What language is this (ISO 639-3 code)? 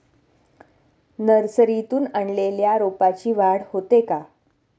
mar